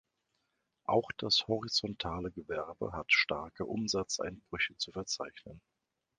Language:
German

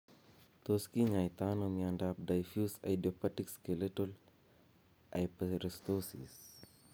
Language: Kalenjin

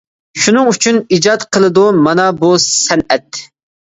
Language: Uyghur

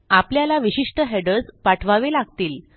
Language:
Marathi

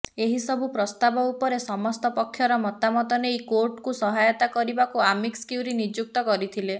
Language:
Odia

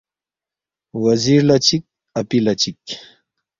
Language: Balti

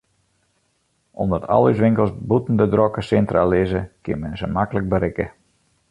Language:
Western Frisian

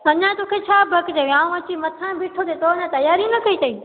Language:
Sindhi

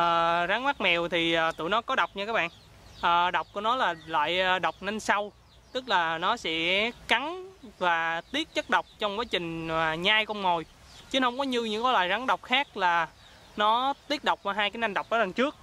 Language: Vietnamese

